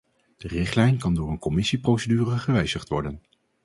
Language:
Dutch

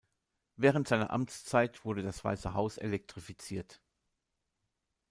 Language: German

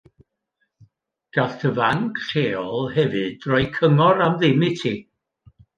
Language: Welsh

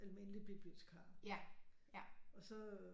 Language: Danish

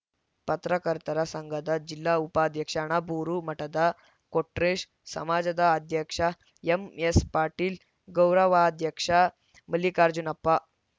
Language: Kannada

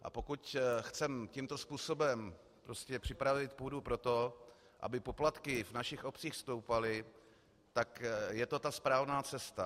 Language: Czech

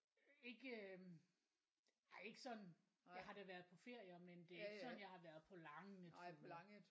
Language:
Danish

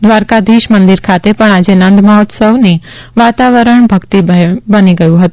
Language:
Gujarati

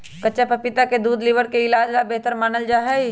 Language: Magahi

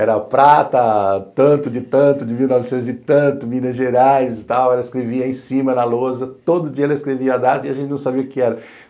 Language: Portuguese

